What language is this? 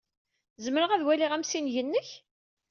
Kabyle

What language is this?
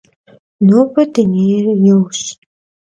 Kabardian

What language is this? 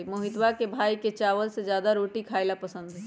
Magahi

